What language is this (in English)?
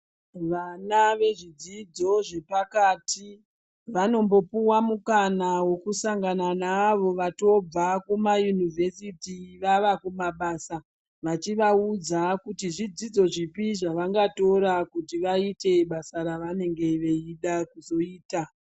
Ndau